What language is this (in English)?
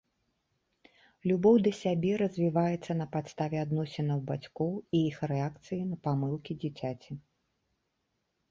Belarusian